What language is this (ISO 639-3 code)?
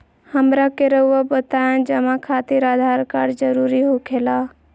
mag